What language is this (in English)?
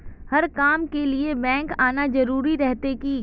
Magahi